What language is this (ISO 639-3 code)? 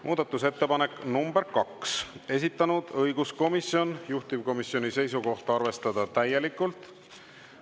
est